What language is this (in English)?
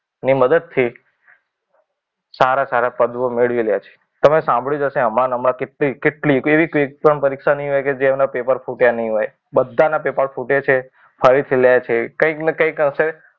Gujarati